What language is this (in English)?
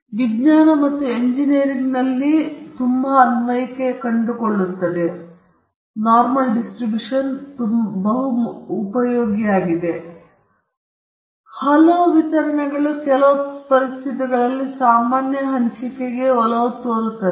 Kannada